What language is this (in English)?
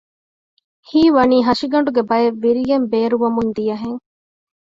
Divehi